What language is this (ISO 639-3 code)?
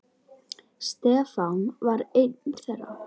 isl